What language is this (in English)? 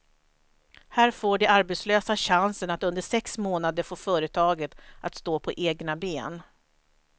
Swedish